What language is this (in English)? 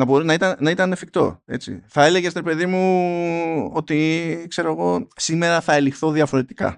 Greek